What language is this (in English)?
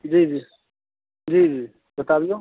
Maithili